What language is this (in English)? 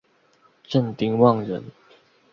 Chinese